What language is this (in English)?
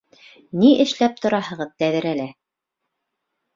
Bashkir